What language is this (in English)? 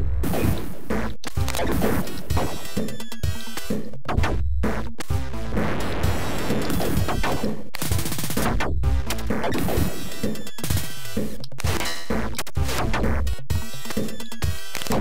Thai